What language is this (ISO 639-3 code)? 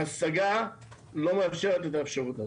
heb